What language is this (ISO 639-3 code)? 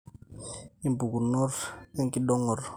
mas